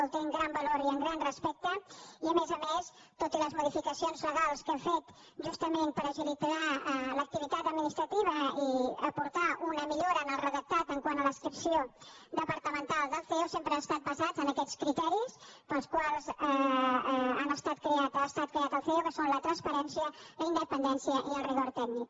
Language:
Catalan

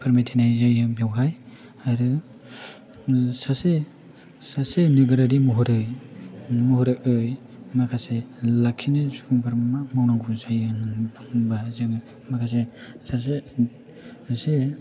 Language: Bodo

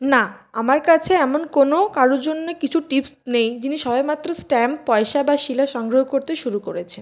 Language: Bangla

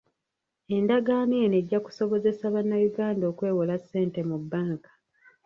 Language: Ganda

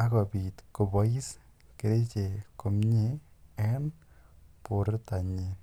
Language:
Kalenjin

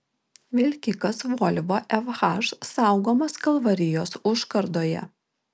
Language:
Lithuanian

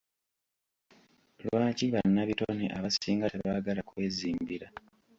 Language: Ganda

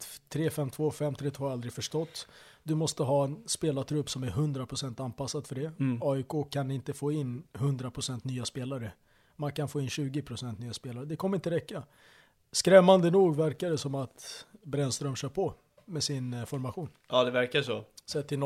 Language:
Swedish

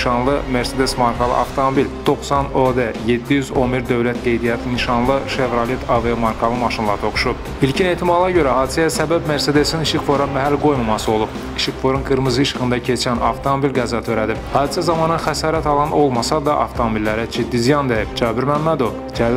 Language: Turkish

